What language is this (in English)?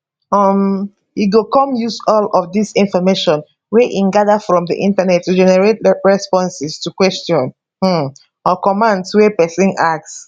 Nigerian Pidgin